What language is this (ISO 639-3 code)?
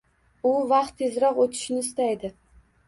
uzb